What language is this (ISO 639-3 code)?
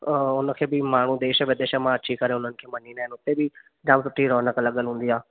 snd